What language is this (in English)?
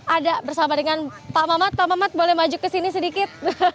Indonesian